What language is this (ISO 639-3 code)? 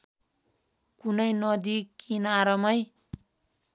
nep